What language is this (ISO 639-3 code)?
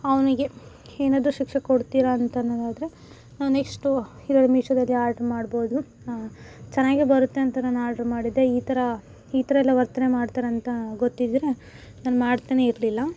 kan